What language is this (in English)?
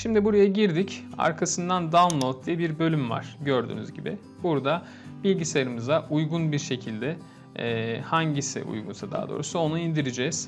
Turkish